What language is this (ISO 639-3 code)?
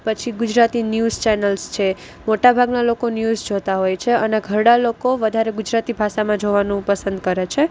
guj